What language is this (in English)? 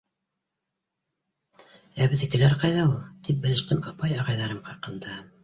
Bashkir